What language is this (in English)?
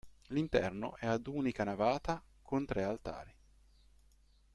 Italian